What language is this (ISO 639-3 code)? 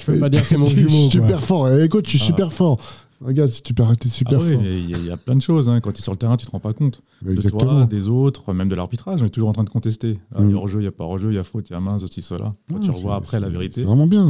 fra